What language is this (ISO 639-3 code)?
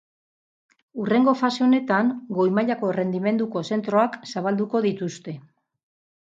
eus